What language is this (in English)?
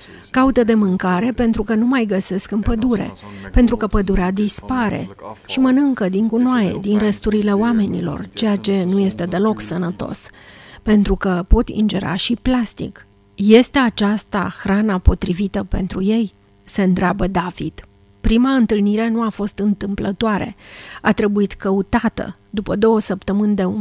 Romanian